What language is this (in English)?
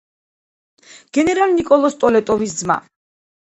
Georgian